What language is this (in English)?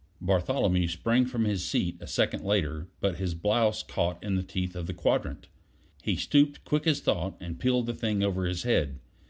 English